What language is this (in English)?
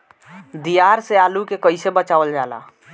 Bhojpuri